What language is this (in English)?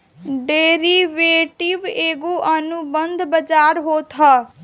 Bhojpuri